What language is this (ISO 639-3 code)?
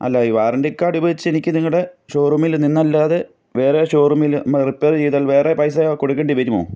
mal